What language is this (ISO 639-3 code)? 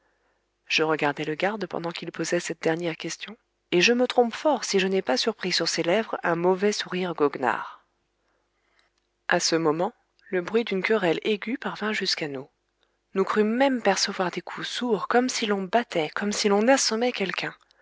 fra